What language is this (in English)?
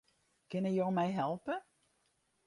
Western Frisian